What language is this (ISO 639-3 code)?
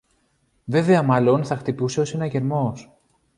ell